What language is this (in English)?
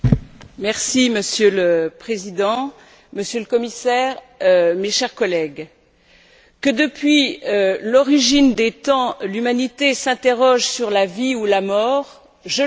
French